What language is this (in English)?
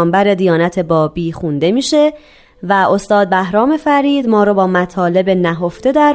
Persian